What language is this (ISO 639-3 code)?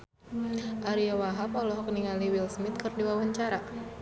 sun